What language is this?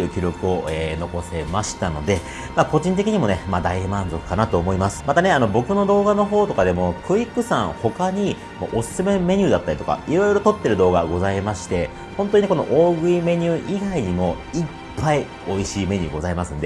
Japanese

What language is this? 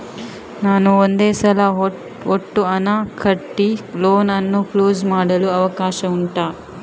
Kannada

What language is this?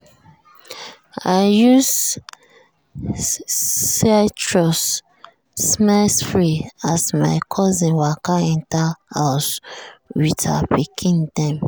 Nigerian Pidgin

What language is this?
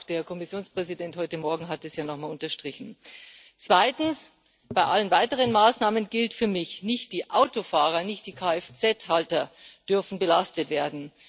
German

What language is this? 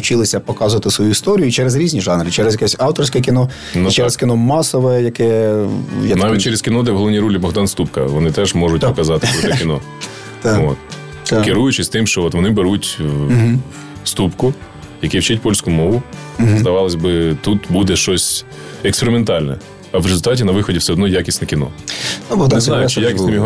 Ukrainian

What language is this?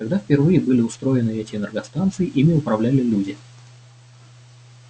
Russian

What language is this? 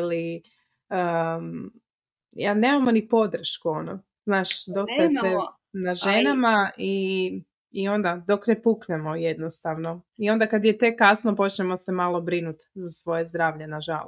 Croatian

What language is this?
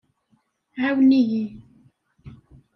Kabyle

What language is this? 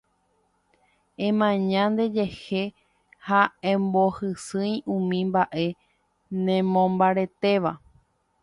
Guarani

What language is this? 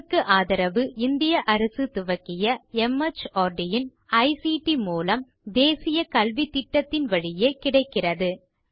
Tamil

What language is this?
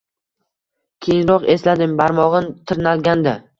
Uzbek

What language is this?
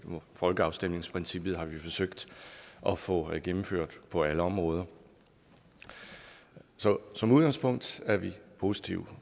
Danish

